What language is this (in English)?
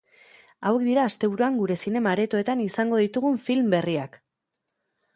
Basque